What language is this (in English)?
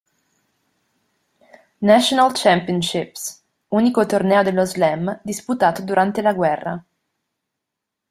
Italian